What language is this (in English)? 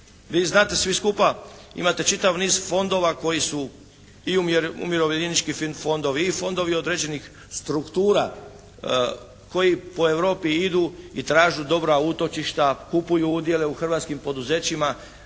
Croatian